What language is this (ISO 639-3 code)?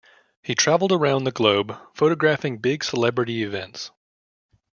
eng